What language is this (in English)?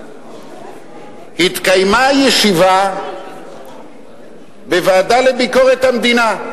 Hebrew